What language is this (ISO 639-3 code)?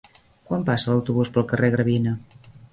cat